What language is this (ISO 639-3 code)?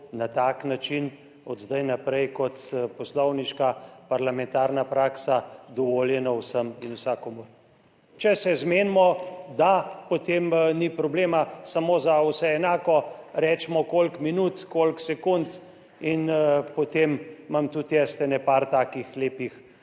slv